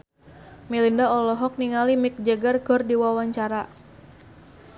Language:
Sundanese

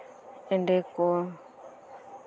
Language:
Santali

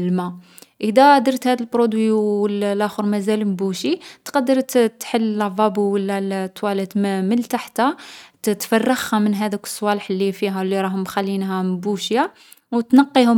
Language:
Algerian Arabic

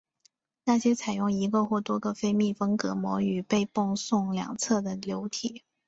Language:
Chinese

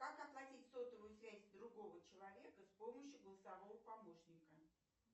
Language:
Russian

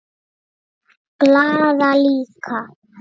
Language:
Icelandic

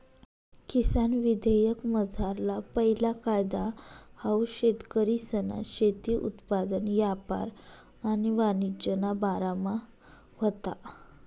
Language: Marathi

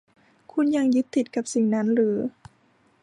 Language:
Thai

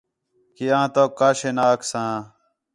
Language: Khetrani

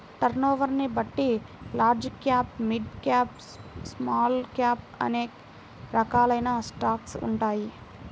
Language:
Telugu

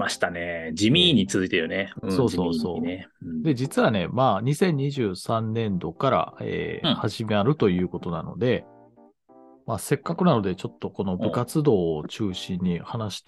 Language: Japanese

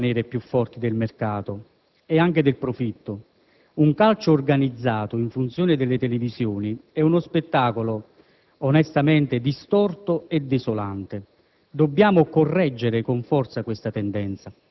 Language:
Italian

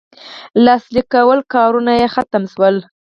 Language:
Pashto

